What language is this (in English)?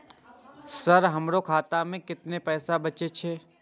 Maithili